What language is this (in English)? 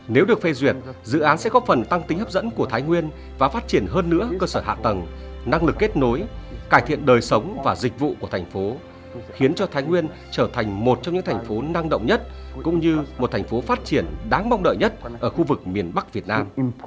Vietnamese